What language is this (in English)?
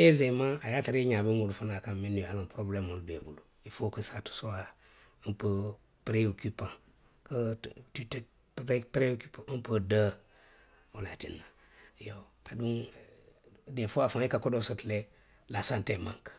Western Maninkakan